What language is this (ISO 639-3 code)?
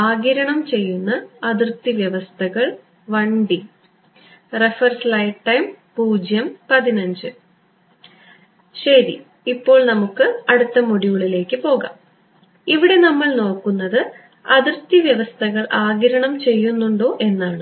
mal